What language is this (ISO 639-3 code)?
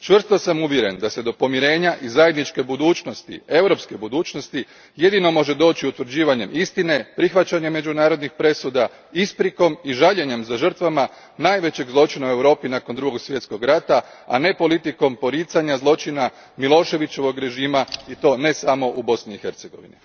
hrv